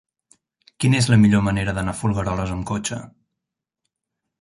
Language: Catalan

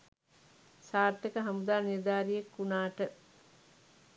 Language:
Sinhala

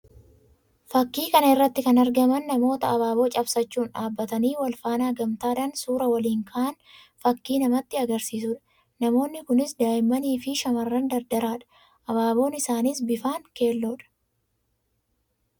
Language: Oromo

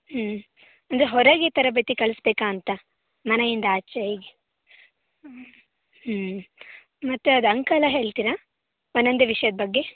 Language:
Kannada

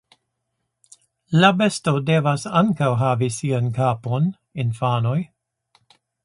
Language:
Esperanto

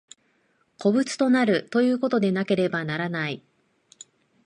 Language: Japanese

